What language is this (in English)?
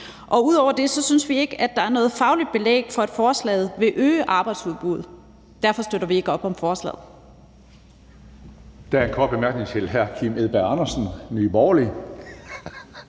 Danish